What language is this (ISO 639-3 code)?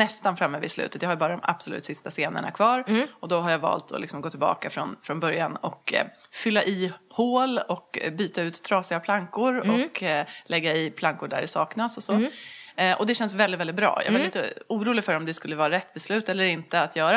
swe